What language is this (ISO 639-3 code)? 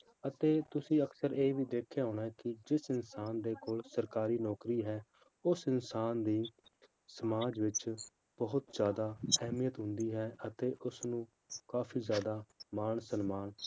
pan